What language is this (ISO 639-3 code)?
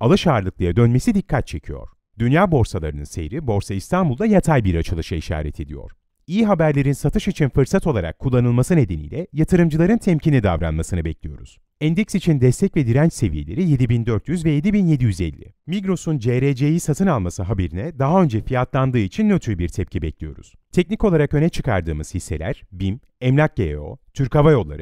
tur